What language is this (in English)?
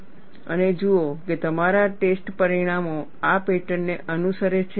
Gujarati